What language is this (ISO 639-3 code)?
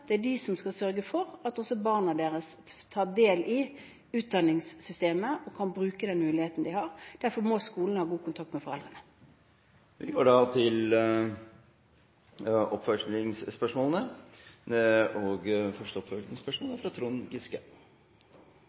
nor